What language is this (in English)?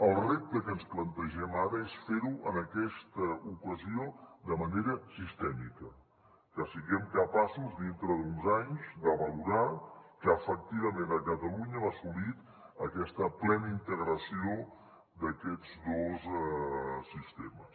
Catalan